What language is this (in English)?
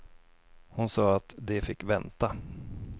Swedish